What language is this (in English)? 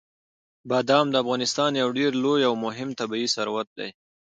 Pashto